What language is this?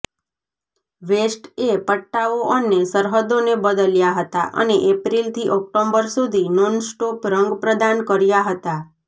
Gujarati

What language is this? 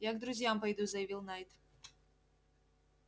Russian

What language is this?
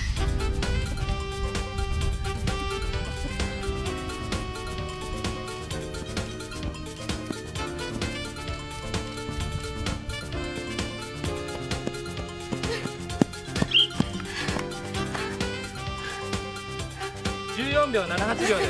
Japanese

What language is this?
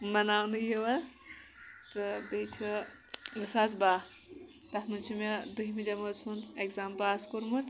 Kashmiri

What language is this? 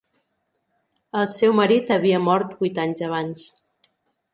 Catalan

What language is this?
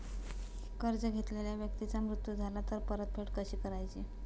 Marathi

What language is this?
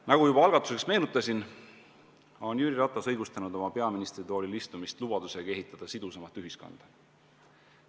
Estonian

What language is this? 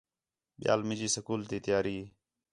Khetrani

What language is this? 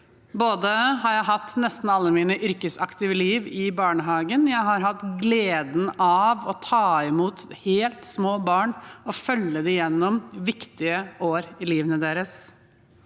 Norwegian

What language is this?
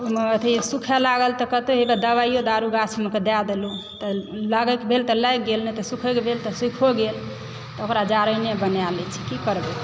Maithili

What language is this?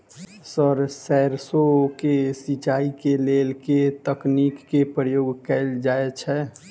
Maithili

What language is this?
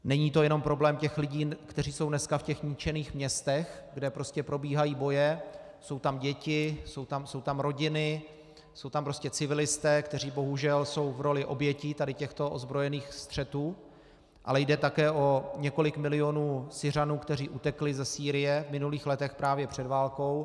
Czech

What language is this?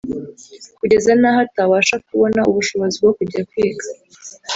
Kinyarwanda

